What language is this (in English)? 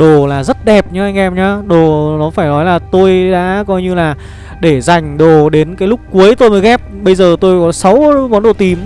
Vietnamese